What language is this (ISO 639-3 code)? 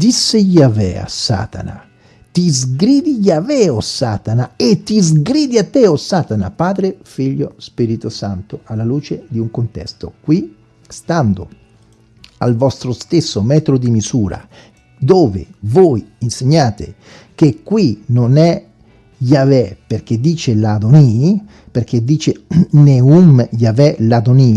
ita